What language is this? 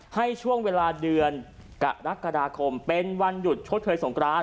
Thai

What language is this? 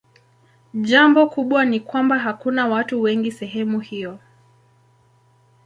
Swahili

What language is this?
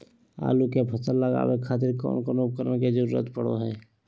Magahi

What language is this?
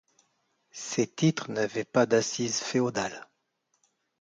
French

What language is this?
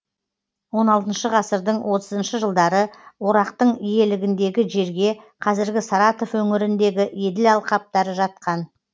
Kazakh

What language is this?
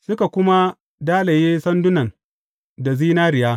Hausa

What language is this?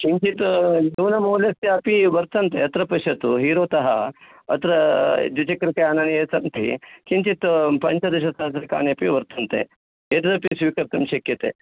Sanskrit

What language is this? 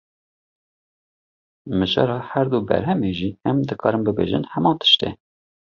Kurdish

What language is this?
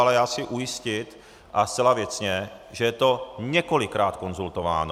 Czech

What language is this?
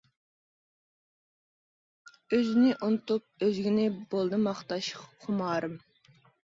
Uyghur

